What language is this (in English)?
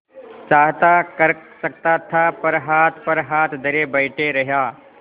Hindi